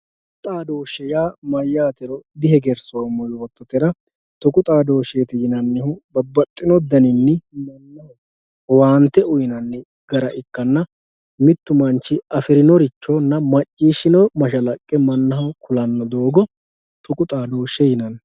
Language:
Sidamo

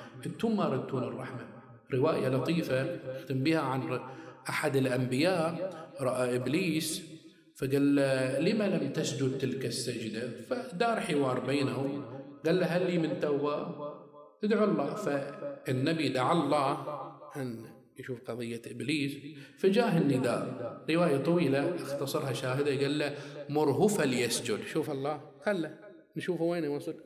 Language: Arabic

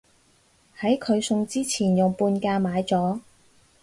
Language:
Cantonese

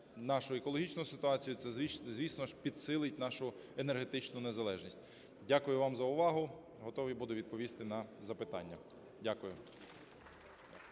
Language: Ukrainian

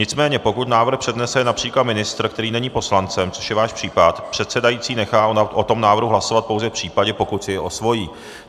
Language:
Czech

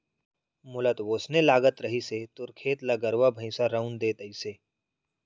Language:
Chhattisgarhi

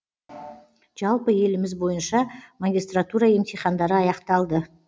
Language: Kazakh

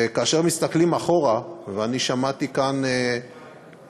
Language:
Hebrew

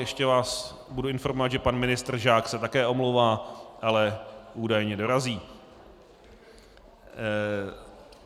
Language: Czech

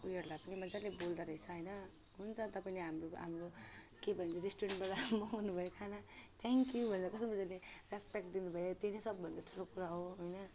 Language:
Nepali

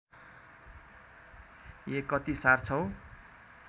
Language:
Nepali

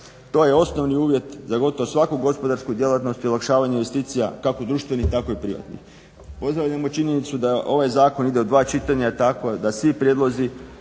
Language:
Croatian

